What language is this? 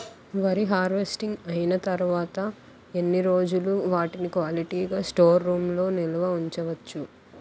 Telugu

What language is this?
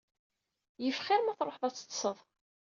Kabyle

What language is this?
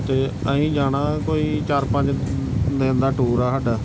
Punjabi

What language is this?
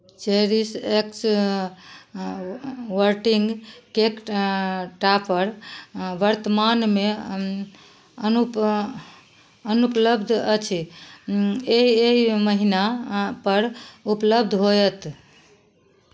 Maithili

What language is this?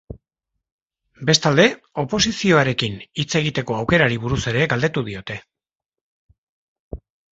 Basque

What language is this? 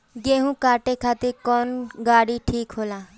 Bhojpuri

